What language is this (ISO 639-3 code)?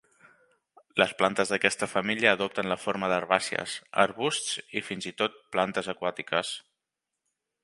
cat